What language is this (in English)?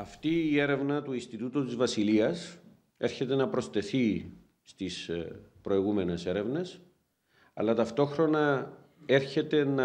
Greek